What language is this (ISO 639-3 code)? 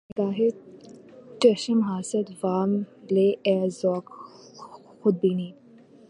urd